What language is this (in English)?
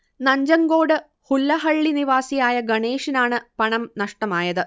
Malayalam